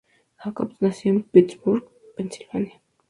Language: Spanish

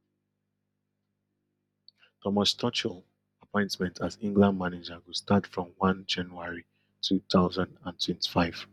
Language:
Nigerian Pidgin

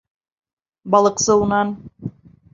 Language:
Bashkir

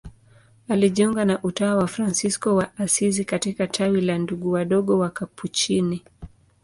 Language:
Swahili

